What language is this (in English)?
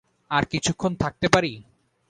Bangla